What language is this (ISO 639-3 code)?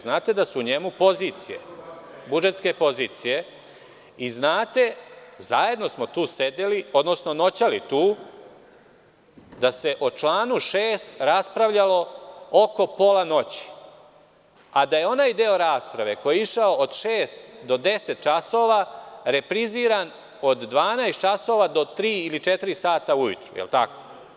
srp